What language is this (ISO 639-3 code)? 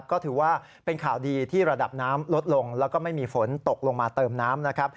tha